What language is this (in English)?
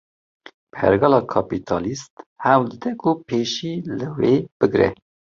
Kurdish